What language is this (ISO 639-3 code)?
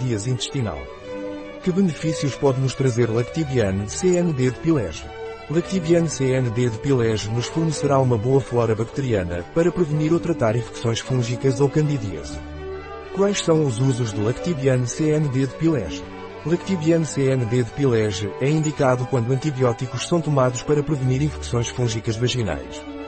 por